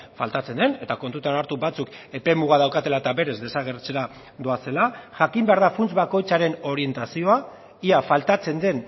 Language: Basque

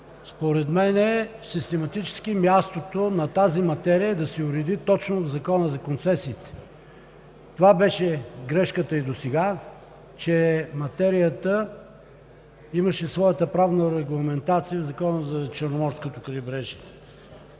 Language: Bulgarian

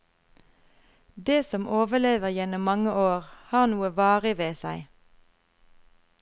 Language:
Norwegian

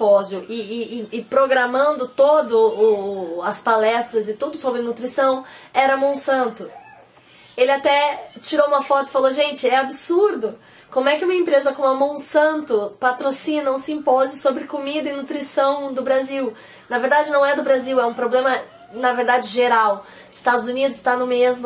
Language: Portuguese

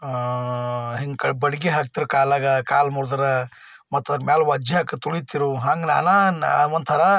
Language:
Kannada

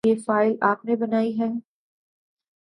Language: Urdu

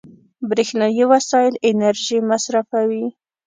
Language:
Pashto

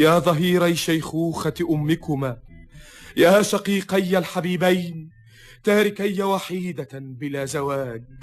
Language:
Arabic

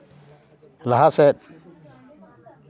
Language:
Santali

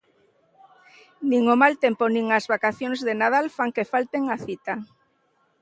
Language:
Galician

